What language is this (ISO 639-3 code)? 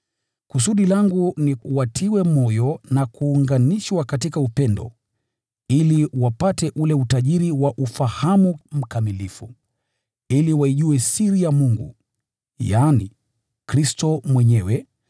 swa